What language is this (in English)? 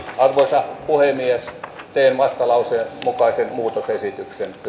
Finnish